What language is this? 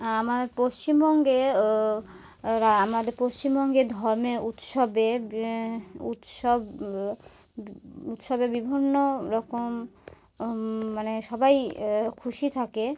Bangla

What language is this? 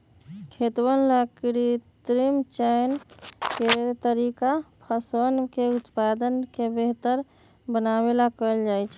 Magahi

